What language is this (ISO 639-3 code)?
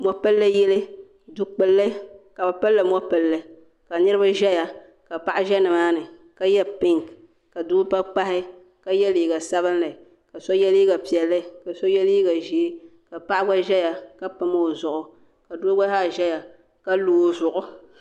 dag